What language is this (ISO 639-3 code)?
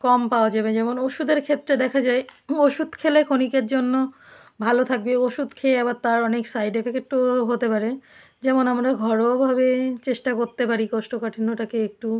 ben